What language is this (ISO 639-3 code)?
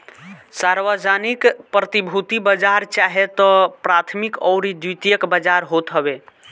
bho